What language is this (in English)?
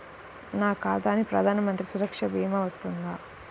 Telugu